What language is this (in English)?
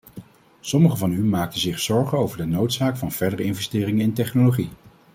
Dutch